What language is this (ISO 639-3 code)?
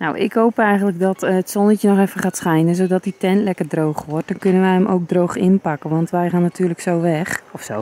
nld